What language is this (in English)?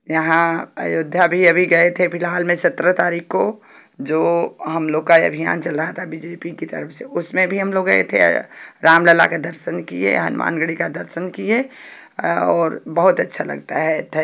Hindi